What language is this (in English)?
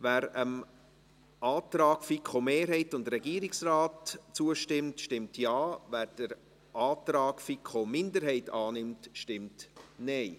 Swiss German